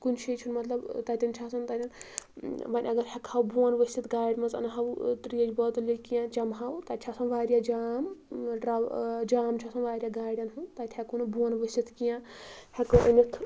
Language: Kashmiri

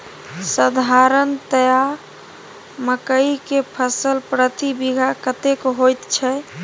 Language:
Maithili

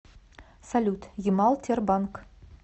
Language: Russian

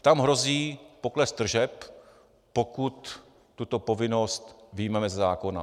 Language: Czech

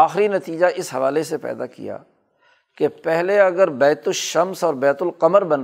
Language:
Urdu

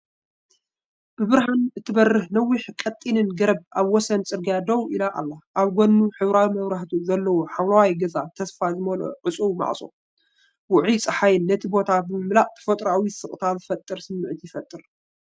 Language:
Tigrinya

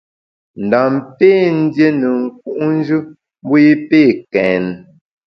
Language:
Bamun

